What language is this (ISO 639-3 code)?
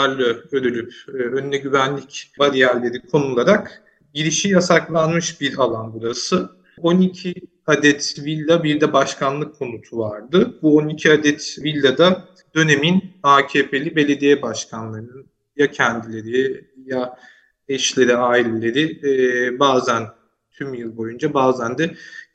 tur